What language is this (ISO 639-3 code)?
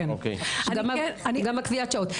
heb